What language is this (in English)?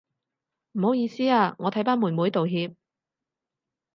Cantonese